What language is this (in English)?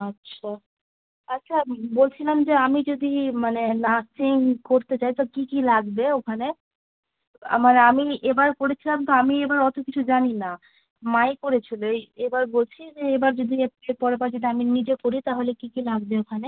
Bangla